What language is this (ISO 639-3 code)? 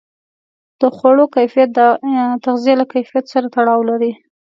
pus